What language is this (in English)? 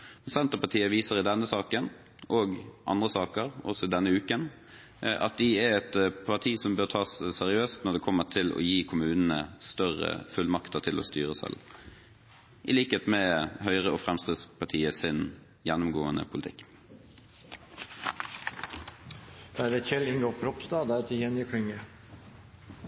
Norwegian Bokmål